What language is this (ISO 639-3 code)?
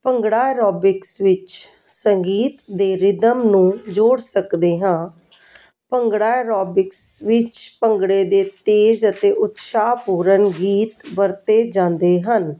pan